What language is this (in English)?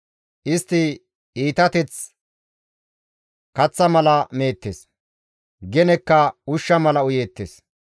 Gamo